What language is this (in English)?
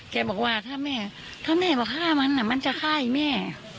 Thai